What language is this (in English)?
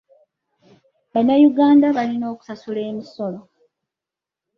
Ganda